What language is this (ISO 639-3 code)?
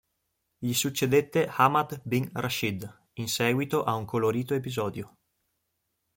ita